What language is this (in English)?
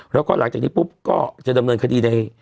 Thai